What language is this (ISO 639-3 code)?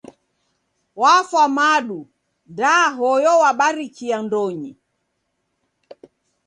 dav